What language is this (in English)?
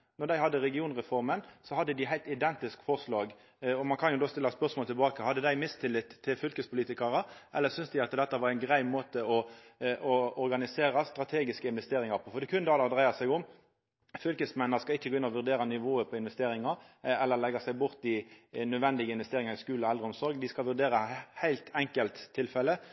Norwegian Nynorsk